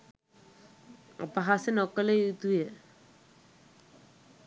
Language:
Sinhala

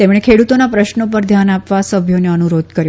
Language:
Gujarati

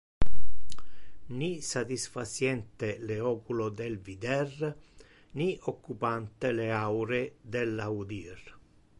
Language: Interlingua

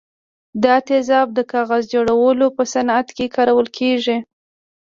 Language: Pashto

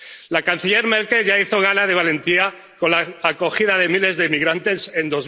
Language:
Spanish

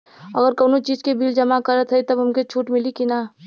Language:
Bhojpuri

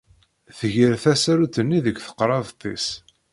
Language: Kabyle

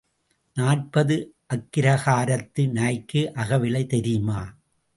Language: Tamil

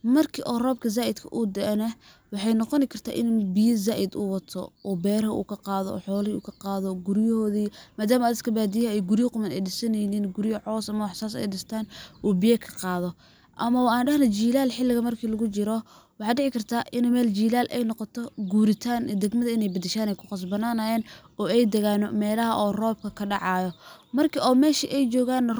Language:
Somali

